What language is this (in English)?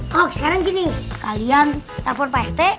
Indonesian